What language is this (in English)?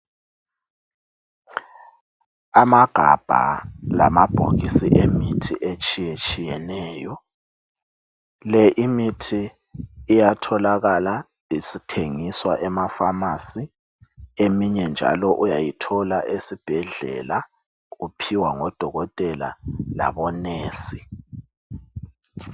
North Ndebele